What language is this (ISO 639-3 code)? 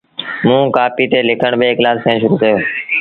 sbn